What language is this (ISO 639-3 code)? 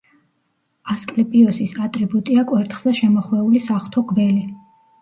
kat